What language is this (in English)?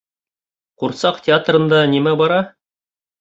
Bashkir